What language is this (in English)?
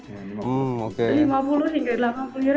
Indonesian